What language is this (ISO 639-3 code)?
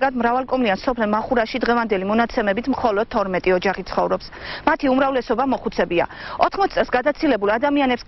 tur